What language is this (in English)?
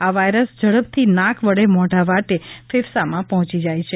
Gujarati